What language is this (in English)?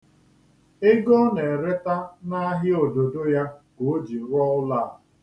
Igbo